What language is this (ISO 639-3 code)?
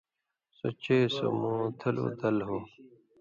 mvy